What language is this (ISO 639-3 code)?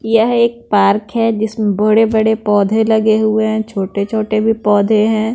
hin